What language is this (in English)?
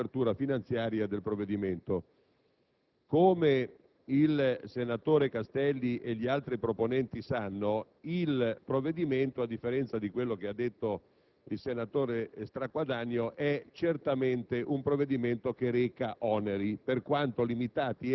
Italian